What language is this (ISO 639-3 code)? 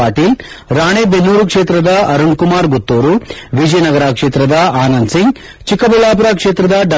kan